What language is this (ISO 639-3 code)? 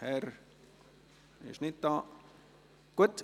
gsw